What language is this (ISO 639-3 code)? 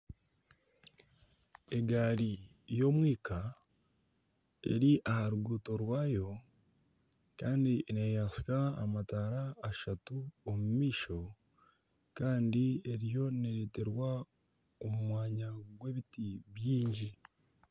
nyn